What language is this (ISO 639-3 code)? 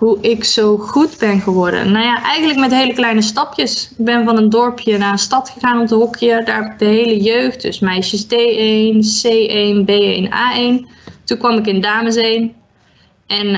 nld